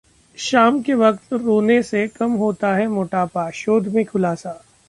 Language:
Hindi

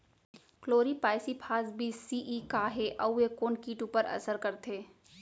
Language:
Chhattisgarhi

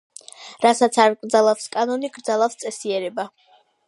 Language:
Georgian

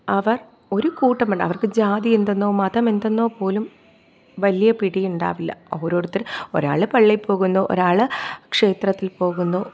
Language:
Malayalam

